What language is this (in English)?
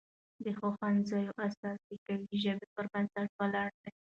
Pashto